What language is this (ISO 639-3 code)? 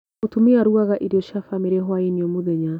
kik